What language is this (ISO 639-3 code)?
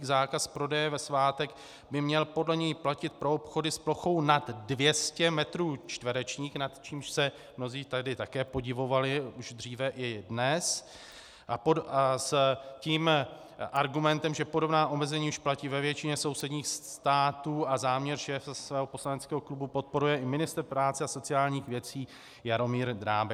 ces